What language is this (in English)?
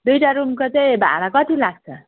Nepali